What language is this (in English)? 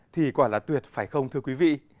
Vietnamese